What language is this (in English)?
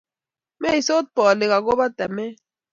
Kalenjin